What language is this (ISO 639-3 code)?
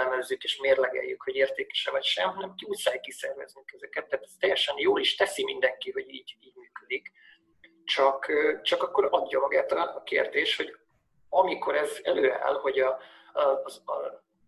hun